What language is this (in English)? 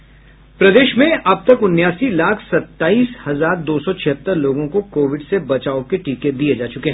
Hindi